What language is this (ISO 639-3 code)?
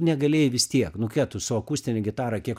lit